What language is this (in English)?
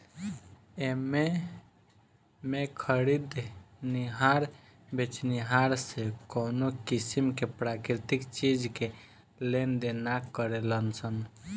Bhojpuri